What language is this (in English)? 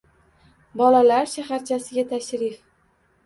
Uzbek